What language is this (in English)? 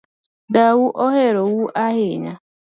Luo (Kenya and Tanzania)